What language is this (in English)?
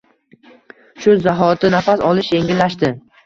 Uzbek